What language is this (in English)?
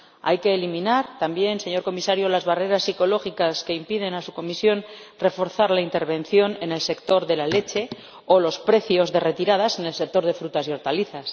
Spanish